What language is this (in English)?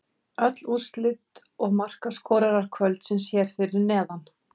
Icelandic